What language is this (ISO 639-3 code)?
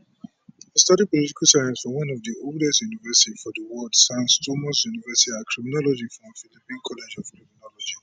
pcm